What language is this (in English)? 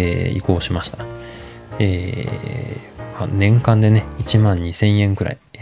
Japanese